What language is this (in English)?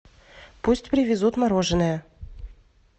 Russian